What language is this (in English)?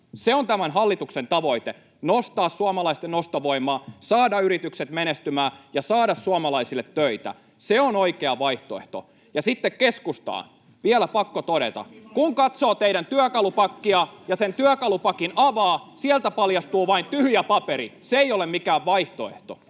Finnish